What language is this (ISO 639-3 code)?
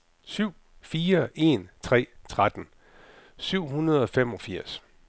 dan